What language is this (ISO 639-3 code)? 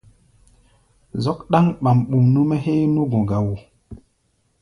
gba